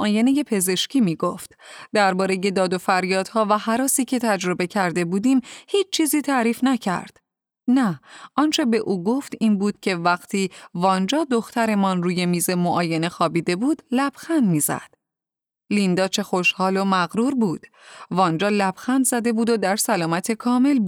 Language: Persian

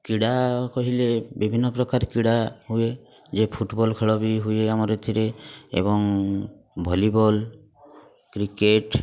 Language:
Odia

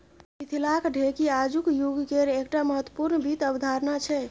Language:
Maithili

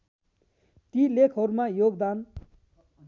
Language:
Nepali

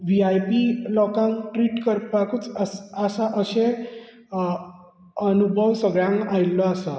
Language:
Konkani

